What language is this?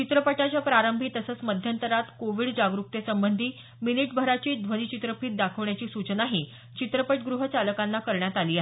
Marathi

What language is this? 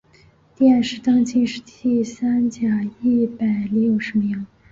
Chinese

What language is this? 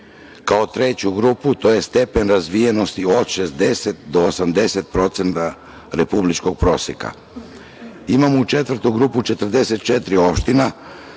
Serbian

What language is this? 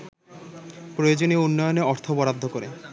Bangla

